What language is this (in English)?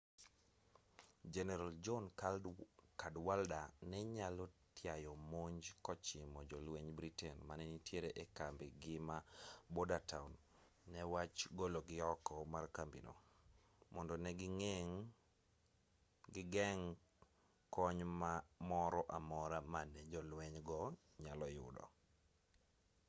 Luo (Kenya and Tanzania)